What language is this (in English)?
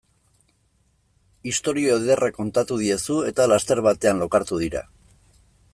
Basque